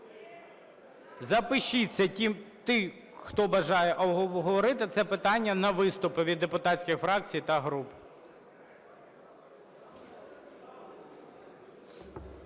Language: Ukrainian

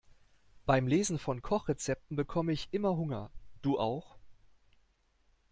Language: German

